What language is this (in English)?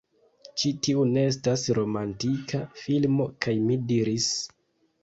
Esperanto